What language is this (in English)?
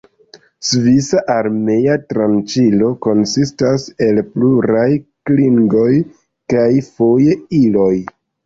Esperanto